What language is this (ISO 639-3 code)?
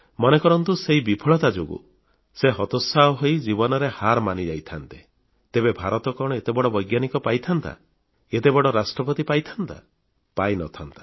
ori